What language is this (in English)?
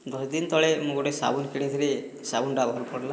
Odia